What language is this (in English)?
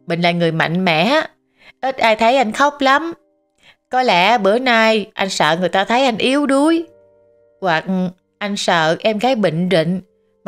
Vietnamese